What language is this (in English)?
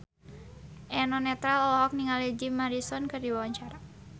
Sundanese